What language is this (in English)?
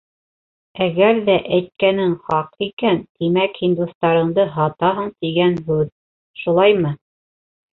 Bashkir